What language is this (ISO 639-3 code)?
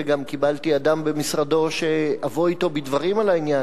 heb